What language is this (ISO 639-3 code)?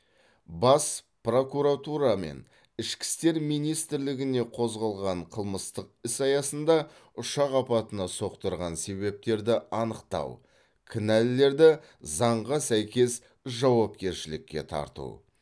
kaz